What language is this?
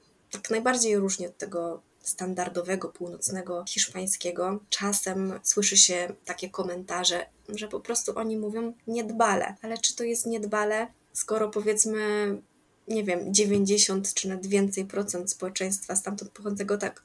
Polish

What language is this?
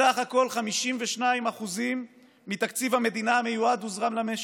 Hebrew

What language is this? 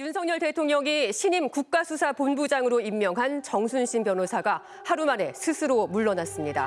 Korean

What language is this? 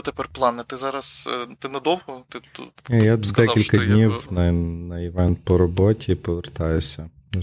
Ukrainian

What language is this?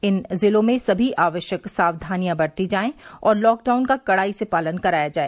Hindi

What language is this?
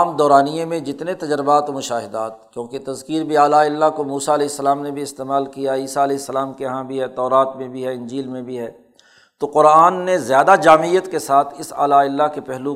Urdu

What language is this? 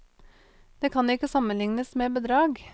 Norwegian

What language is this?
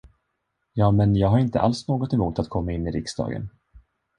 Swedish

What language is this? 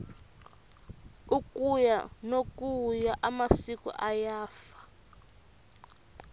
Tsonga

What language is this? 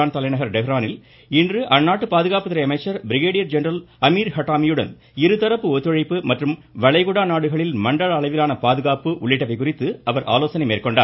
Tamil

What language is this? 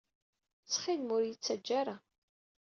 Kabyle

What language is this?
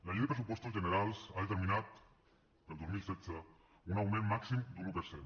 Catalan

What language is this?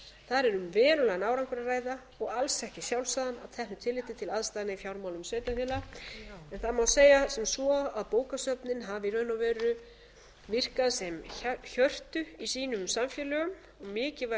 Icelandic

